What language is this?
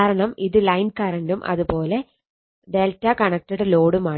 Malayalam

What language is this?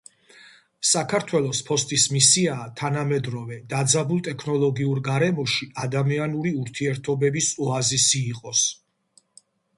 Georgian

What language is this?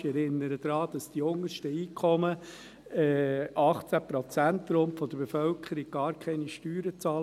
Swiss German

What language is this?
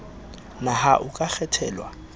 Southern Sotho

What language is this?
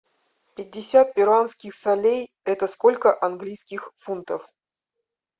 Russian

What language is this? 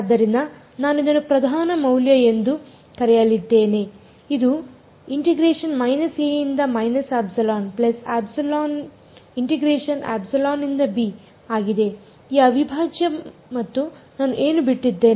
Kannada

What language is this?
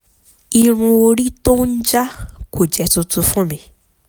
Yoruba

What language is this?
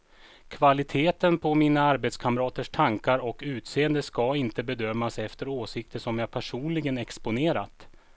Swedish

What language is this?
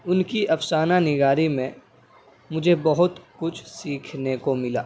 Urdu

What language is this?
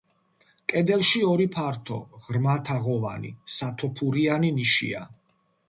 Georgian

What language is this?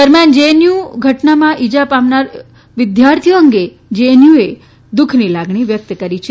Gujarati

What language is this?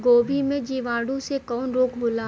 Bhojpuri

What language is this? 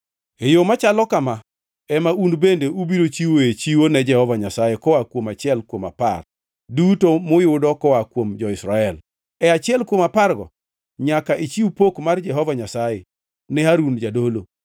Luo (Kenya and Tanzania)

